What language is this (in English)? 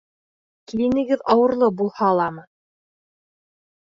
Bashkir